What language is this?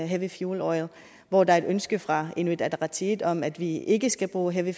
Danish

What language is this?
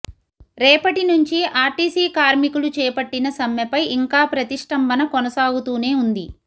Telugu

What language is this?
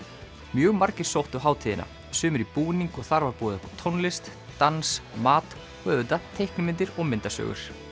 Icelandic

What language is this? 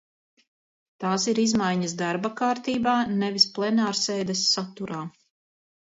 Latvian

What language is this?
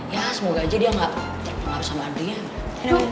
Indonesian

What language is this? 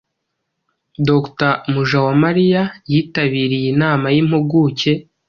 Kinyarwanda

